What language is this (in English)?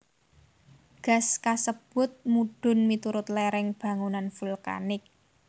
Javanese